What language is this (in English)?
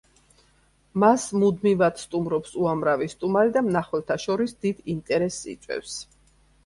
Georgian